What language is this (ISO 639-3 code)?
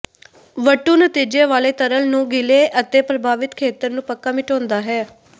pan